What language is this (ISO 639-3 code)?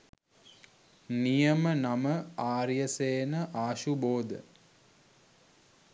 sin